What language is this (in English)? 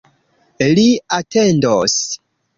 Esperanto